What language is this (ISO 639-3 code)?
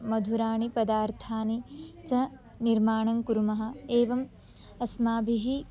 san